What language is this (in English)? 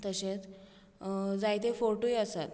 Konkani